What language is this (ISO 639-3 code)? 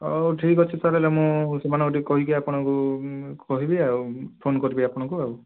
ori